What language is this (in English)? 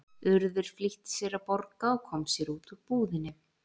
Icelandic